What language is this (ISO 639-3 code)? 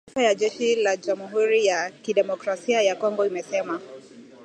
swa